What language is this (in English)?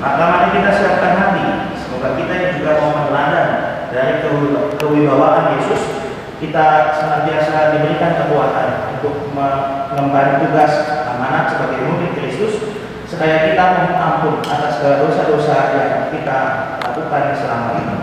Indonesian